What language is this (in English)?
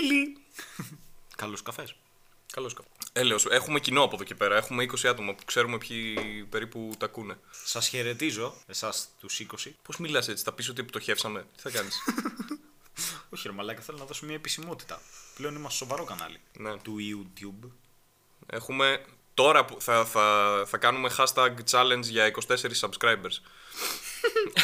Greek